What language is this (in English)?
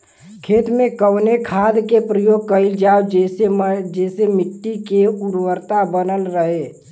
Bhojpuri